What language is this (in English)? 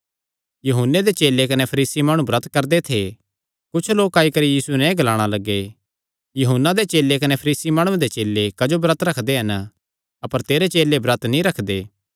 Kangri